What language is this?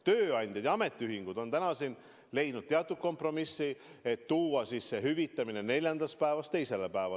Estonian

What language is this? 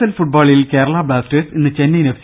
Malayalam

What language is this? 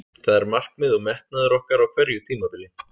Icelandic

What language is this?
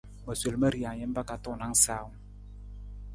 Nawdm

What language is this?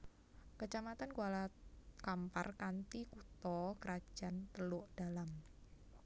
Javanese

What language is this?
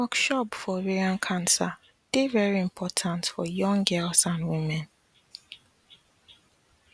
Nigerian Pidgin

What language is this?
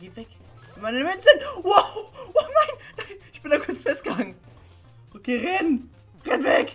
German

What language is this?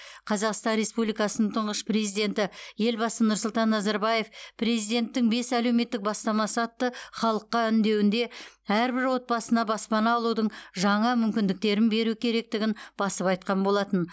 Kazakh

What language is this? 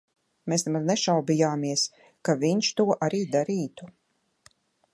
Latvian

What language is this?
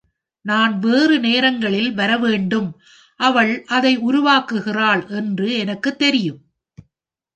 Tamil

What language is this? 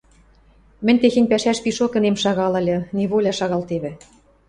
Western Mari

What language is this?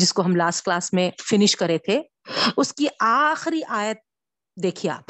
Urdu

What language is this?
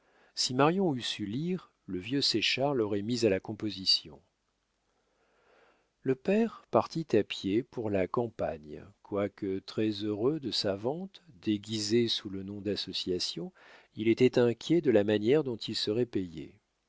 French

